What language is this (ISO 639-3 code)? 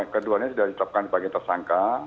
ind